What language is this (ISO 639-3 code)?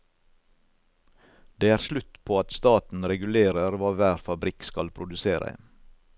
nor